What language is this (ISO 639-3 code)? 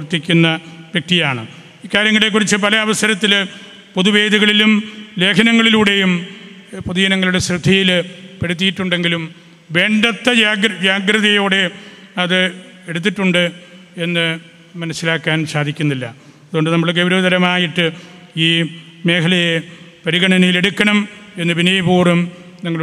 mal